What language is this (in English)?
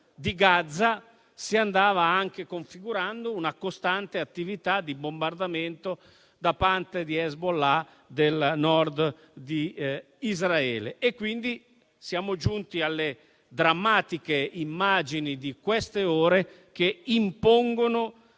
Italian